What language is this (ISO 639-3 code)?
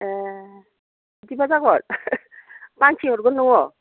brx